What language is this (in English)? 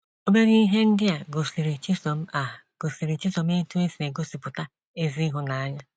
Igbo